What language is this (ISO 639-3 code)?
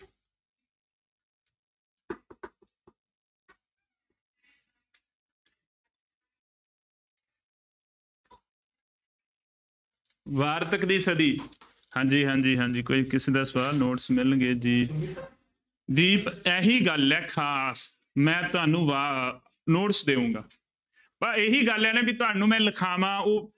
pan